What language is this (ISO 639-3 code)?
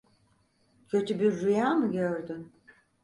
tur